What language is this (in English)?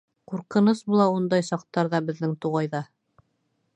Bashkir